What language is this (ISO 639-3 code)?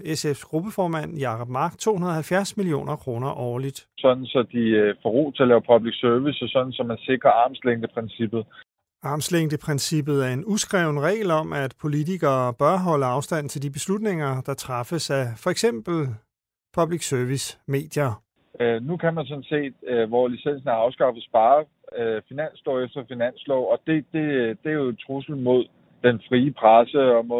dan